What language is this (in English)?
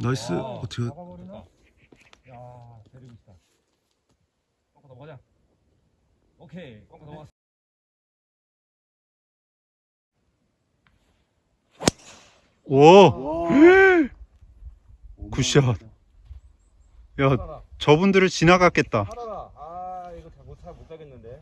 Korean